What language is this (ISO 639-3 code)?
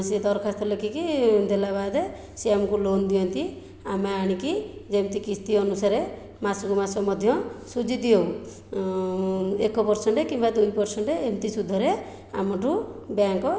ori